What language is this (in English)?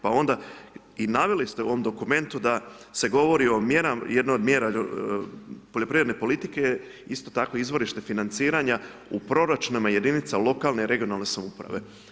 Croatian